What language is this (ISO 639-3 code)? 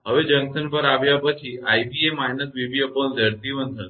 guj